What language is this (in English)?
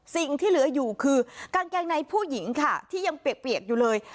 Thai